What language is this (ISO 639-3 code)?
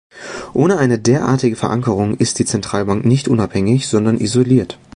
deu